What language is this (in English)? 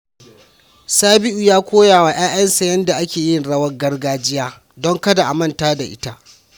Hausa